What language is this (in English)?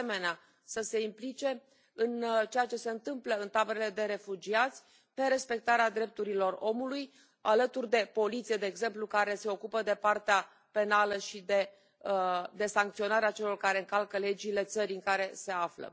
Romanian